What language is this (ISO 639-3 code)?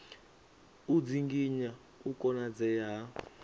ven